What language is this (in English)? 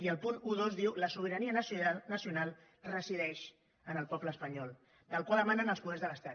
Catalan